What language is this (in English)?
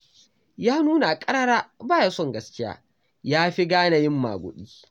Hausa